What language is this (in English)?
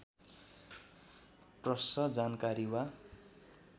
Nepali